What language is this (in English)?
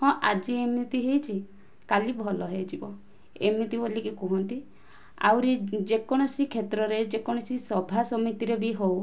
Odia